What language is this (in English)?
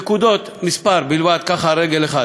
Hebrew